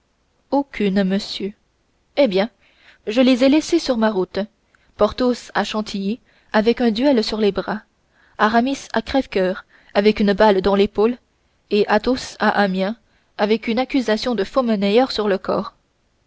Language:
French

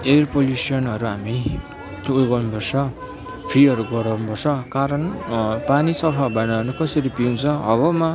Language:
Nepali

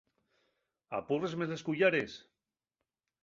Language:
Asturian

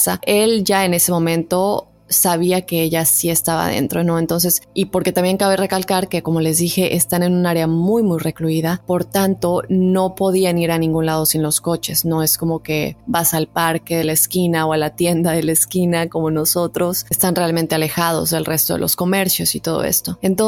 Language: Spanish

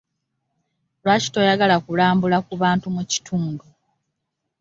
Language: Ganda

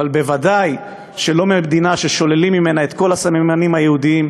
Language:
Hebrew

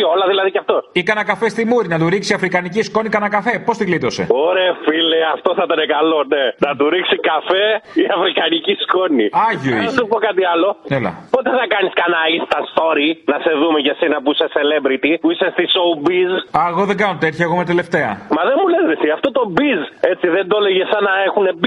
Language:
Greek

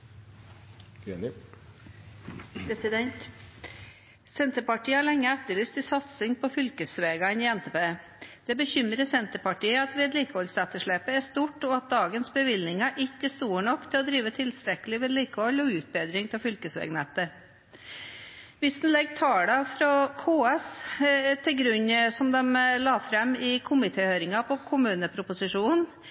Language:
Norwegian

